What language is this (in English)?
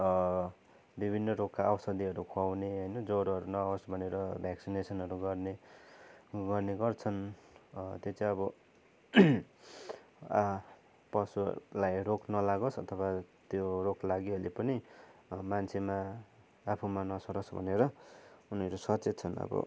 Nepali